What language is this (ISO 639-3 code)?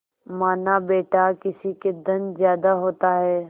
hin